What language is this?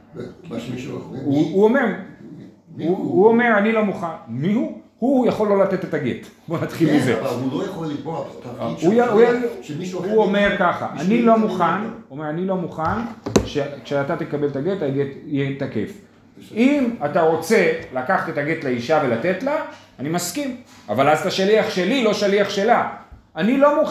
Hebrew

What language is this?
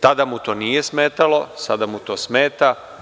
Serbian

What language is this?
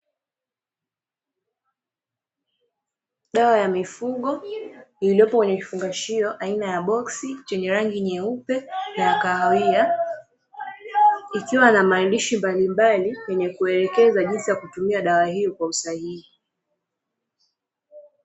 Swahili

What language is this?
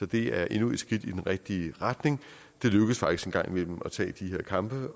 Danish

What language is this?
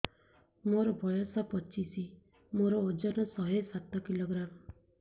Odia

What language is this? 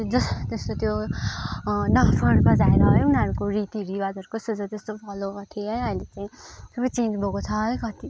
Nepali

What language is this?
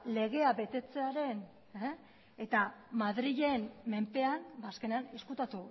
Basque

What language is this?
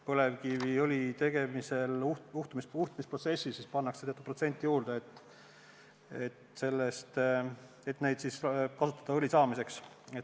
Estonian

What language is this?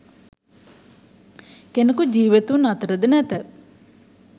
Sinhala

